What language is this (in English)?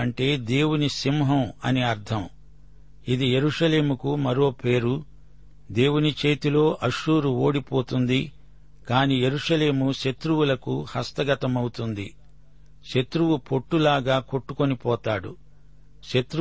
Telugu